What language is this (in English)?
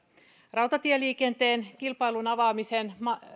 Finnish